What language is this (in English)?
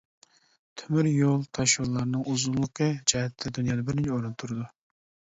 Uyghur